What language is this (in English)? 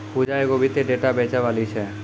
Maithili